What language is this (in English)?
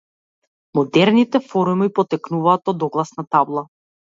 Macedonian